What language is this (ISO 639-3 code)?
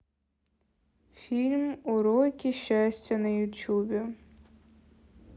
rus